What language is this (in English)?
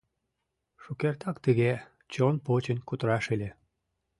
Mari